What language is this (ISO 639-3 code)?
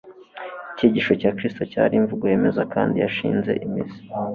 kin